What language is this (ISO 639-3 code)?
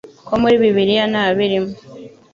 kin